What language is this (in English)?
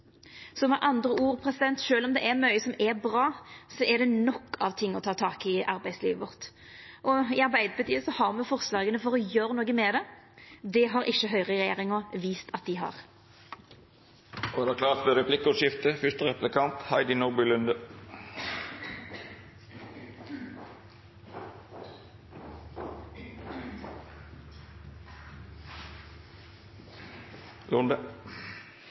Norwegian